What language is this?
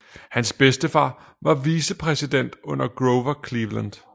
Danish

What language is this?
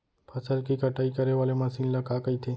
Chhattisgarhi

